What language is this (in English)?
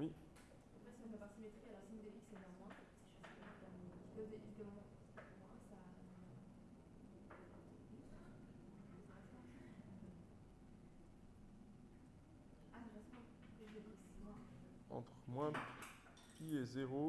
French